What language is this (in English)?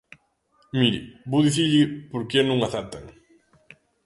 Galician